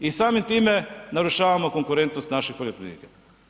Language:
Croatian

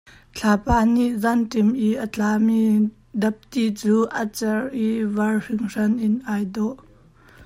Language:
Hakha Chin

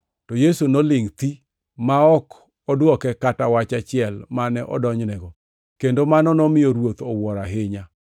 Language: Luo (Kenya and Tanzania)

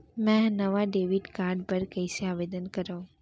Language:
Chhattisgarhi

